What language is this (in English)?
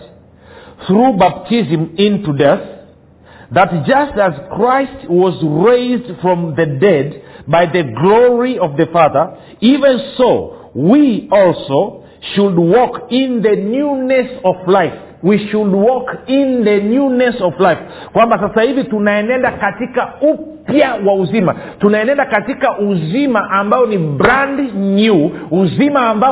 Swahili